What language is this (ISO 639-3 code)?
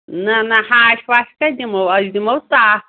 kas